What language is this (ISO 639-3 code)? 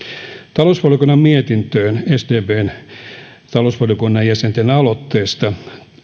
fin